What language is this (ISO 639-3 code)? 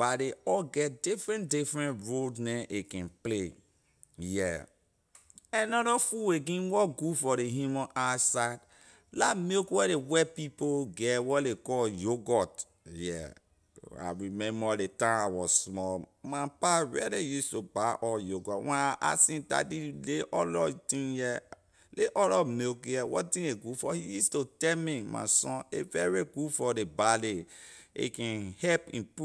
lir